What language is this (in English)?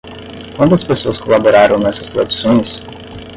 Portuguese